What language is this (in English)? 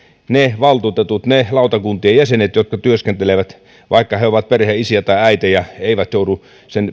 Finnish